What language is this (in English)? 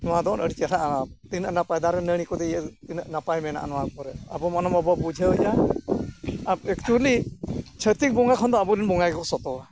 Santali